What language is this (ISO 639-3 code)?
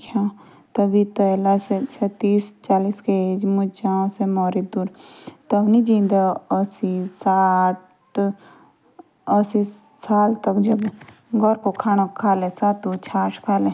jns